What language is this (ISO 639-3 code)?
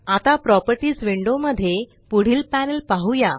mar